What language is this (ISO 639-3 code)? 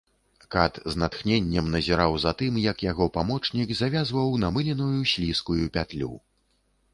bel